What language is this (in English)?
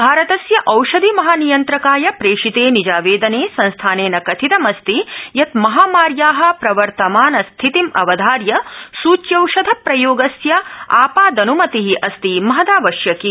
Sanskrit